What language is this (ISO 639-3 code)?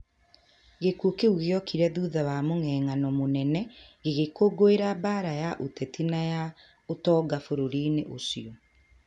kik